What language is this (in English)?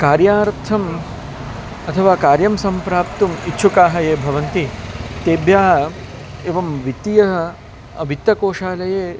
Sanskrit